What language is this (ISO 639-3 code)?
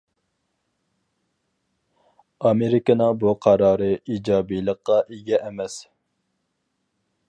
uig